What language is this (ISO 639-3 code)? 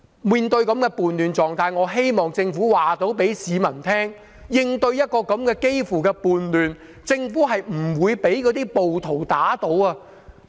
yue